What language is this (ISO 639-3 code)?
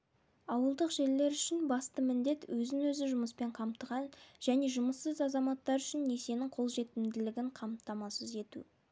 kaz